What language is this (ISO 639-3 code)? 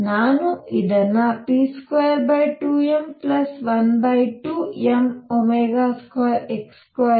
kan